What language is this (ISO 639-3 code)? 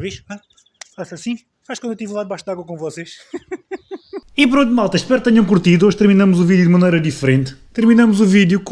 por